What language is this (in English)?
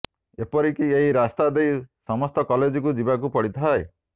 Odia